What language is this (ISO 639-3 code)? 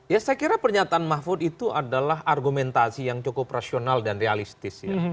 ind